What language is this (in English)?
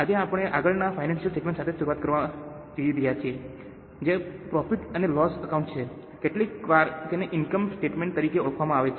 Gujarati